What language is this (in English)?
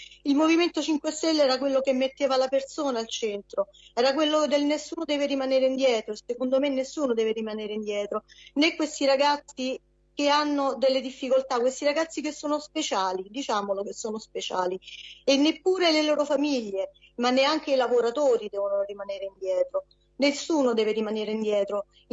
Italian